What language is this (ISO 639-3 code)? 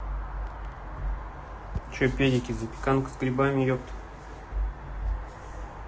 rus